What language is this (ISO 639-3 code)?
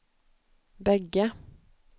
swe